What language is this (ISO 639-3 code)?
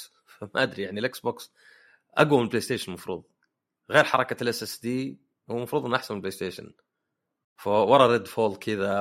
ara